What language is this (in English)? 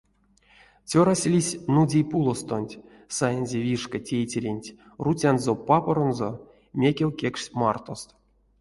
Erzya